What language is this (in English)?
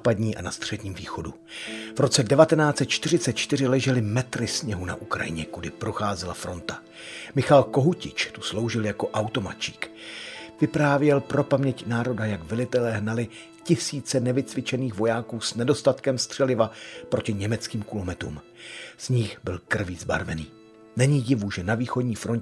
Czech